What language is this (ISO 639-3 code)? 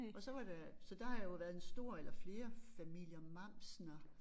dan